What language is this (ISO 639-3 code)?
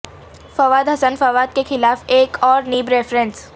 urd